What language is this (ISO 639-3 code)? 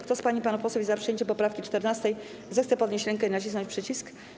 pol